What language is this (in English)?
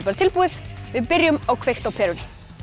Icelandic